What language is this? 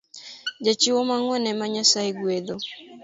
Luo (Kenya and Tanzania)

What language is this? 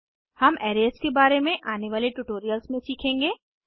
Hindi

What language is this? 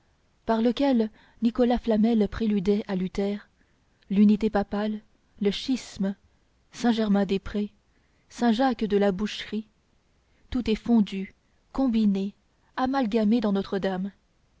French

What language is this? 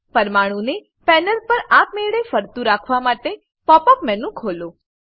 Gujarati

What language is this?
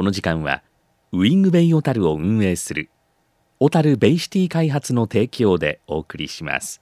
Japanese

